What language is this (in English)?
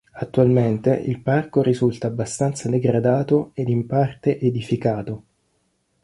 Italian